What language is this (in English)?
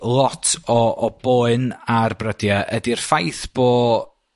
Welsh